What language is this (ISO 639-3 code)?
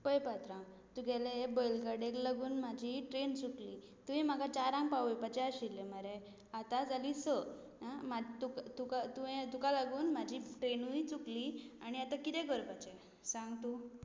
kok